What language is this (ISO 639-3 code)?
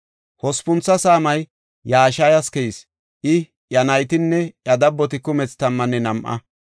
gof